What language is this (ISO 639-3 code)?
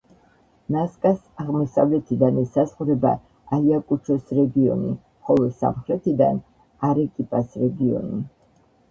kat